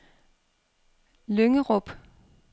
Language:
Danish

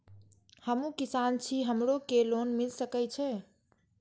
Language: Maithili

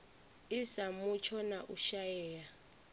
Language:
Venda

